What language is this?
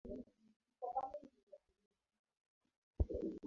Swahili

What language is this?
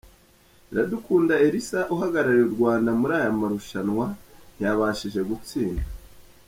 Kinyarwanda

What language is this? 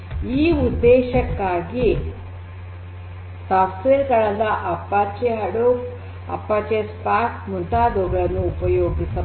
Kannada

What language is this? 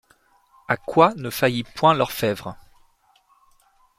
French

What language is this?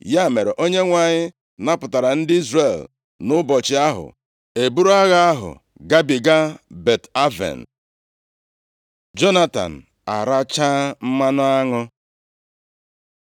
Igbo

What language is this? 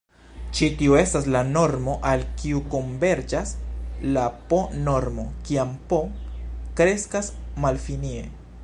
Esperanto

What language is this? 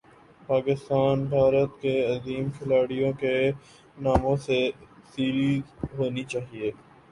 Urdu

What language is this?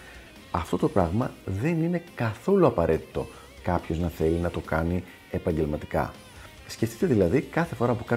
Greek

